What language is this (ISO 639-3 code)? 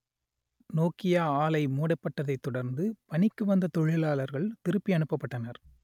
tam